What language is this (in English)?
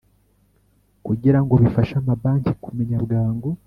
Kinyarwanda